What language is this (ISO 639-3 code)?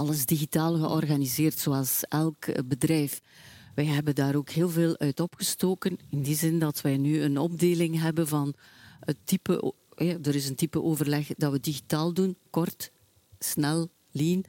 nld